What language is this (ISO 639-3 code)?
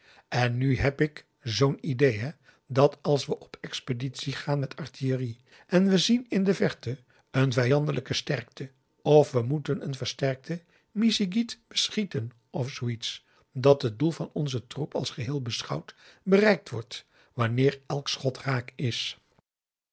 nld